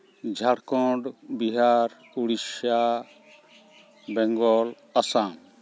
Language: Santali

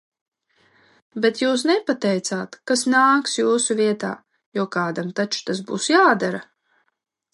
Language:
Latvian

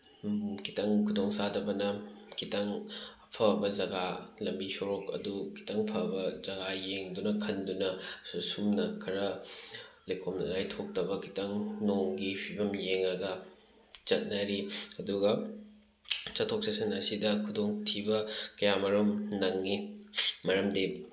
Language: Manipuri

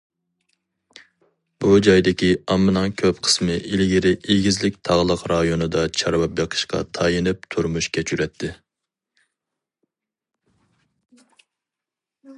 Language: Uyghur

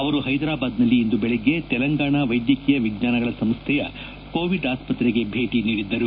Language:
Kannada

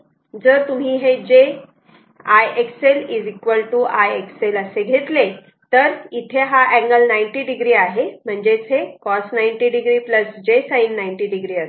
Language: Marathi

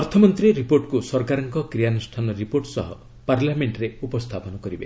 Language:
Odia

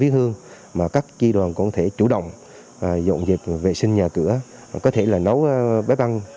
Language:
Vietnamese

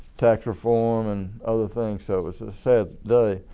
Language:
English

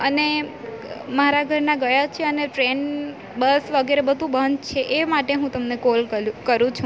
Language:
Gujarati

